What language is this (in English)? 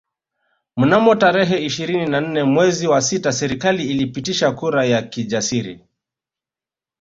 Swahili